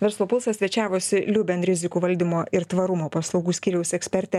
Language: Lithuanian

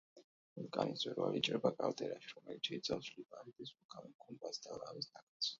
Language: Georgian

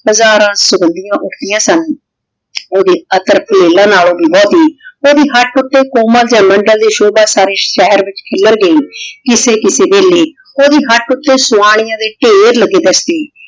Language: Punjabi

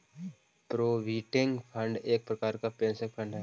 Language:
Magahi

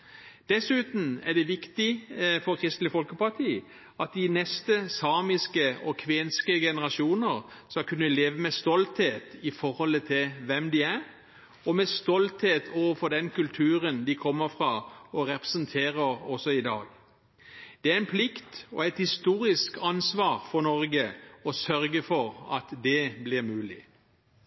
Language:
Norwegian Bokmål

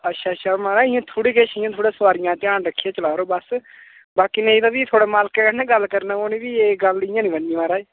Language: Dogri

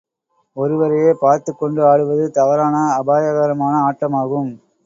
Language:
Tamil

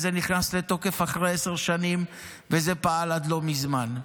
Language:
Hebrew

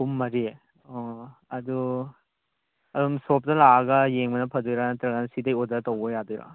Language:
Manipuri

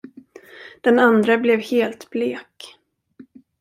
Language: Swedish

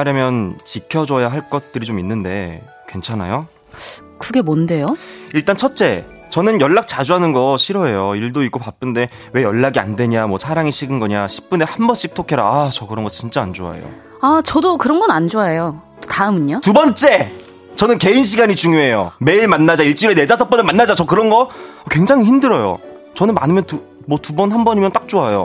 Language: Korean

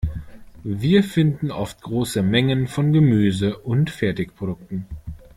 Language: German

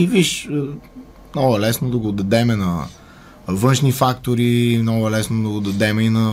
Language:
Bulgarian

